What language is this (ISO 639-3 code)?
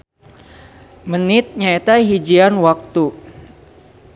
sun